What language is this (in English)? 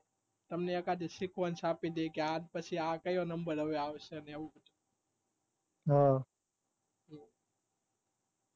Gujarati